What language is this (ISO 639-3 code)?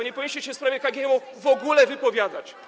pol